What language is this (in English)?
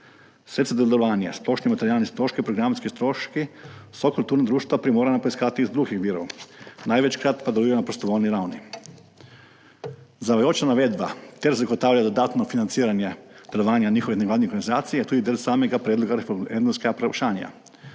Slovenian